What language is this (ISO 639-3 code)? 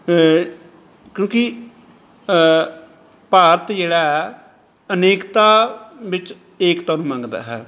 pan